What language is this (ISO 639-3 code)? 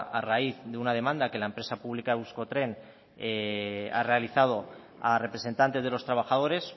spa